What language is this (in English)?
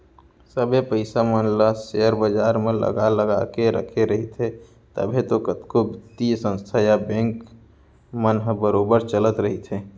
Chhattisgarhi